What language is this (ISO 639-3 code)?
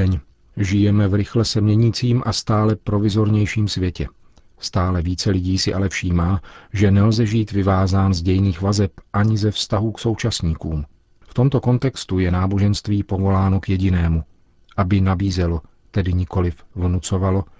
ces